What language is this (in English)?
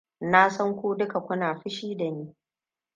Hausa